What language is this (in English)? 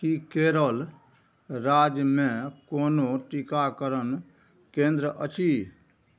Maithili